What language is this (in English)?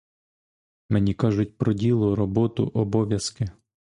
Ukrainian